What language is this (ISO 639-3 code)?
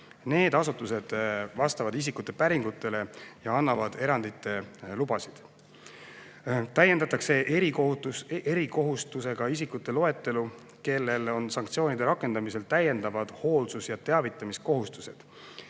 est